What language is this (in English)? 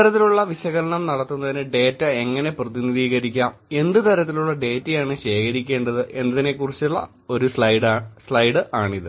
Malayalam